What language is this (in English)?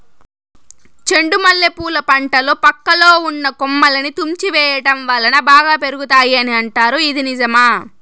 Telugu